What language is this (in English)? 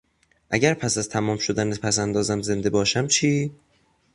Persian